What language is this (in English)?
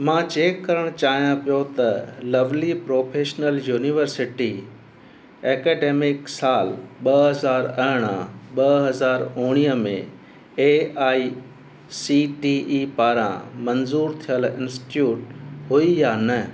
Sindhi